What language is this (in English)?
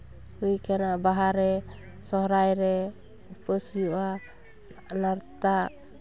Santali